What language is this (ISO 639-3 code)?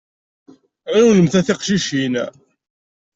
kab